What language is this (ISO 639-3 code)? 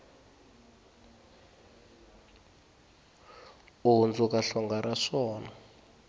tso